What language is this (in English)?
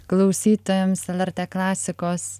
Lithuanian